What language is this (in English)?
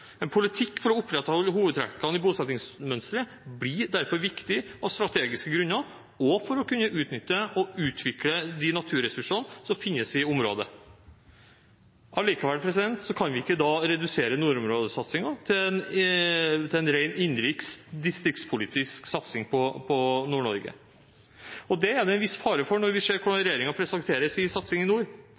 Norwegian Bokmål